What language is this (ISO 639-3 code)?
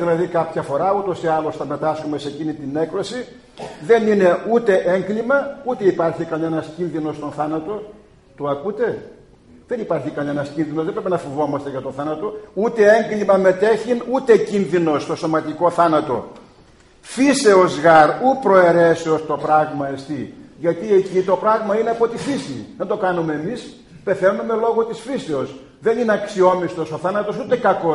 ell